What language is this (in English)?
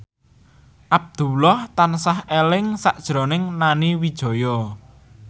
Javanese